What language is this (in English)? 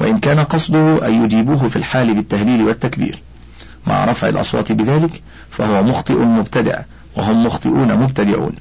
Arabic